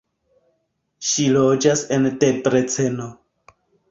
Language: Esperanto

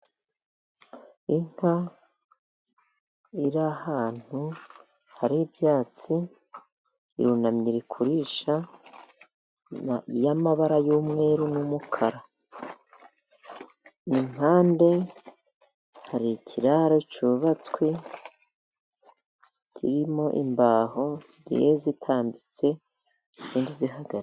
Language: Kinyarwanda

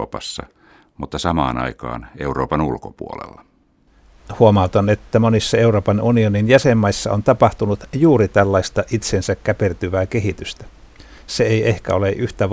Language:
Finnish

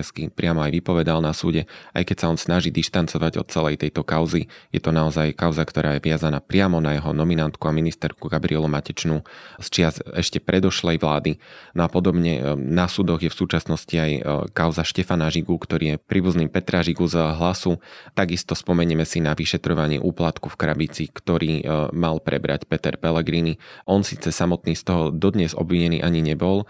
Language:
Slovak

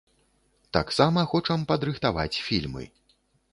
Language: Belarusian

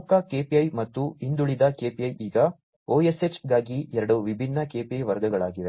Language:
Kannada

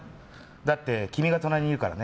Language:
Japanese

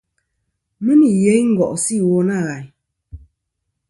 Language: Kom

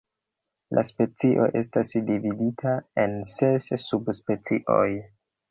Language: Esperanto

